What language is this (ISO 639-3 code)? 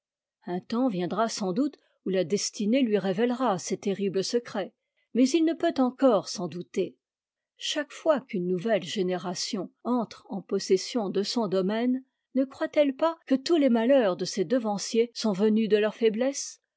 fra